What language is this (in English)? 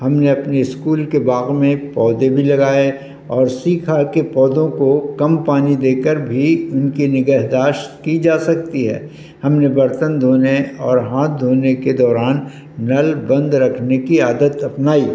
Urdu